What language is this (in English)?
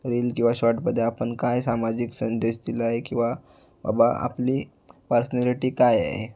Marathi